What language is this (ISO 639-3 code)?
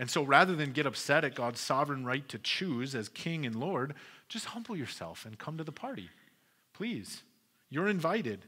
eng